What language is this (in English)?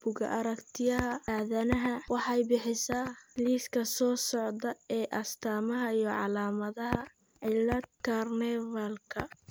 Somali